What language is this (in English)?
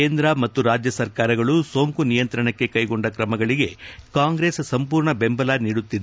Kannada